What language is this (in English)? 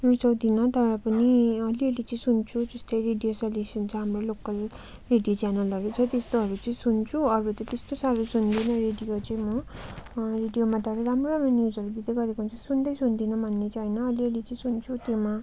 Nepali